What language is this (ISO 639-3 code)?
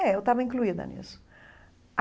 por